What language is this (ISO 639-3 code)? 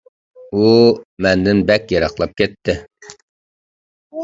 uig